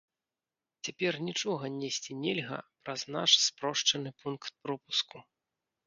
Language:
Belarusian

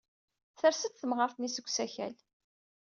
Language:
Kabyle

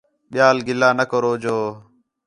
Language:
Khetrani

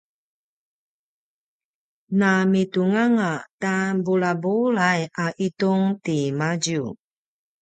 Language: Paiwan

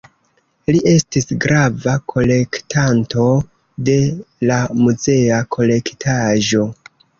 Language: Esperanto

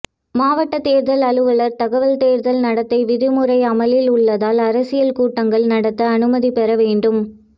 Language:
Tamil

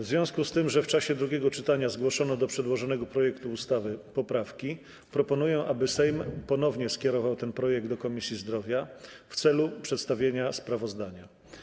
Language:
Polish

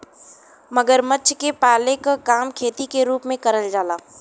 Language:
Bhojpuri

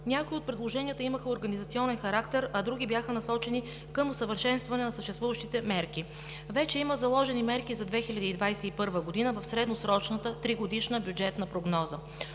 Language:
Bulgarian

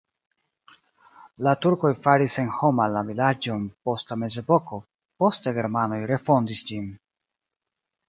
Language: Esperanto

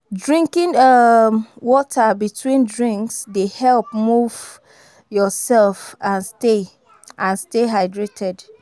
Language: Nigerian Pidgin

